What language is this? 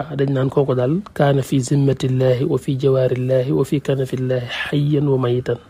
Arabic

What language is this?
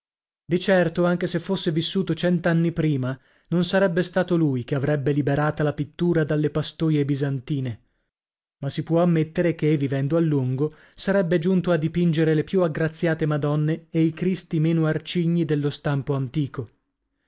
Italian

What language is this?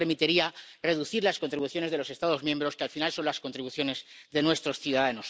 Spanish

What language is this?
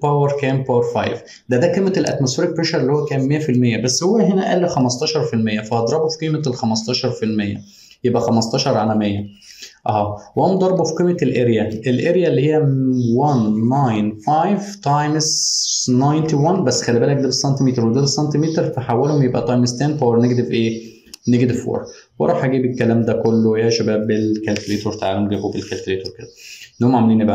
Arabic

